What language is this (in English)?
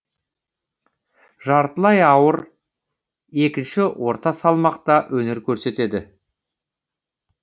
Kazakh